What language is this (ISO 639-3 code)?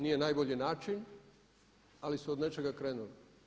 hrv